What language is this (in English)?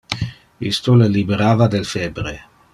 Interlingua